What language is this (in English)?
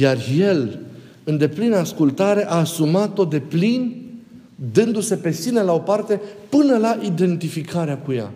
Romanian